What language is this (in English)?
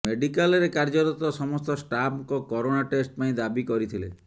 Odia